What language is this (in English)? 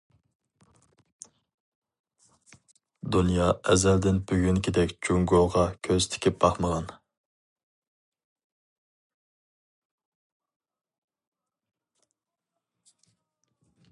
Uyghur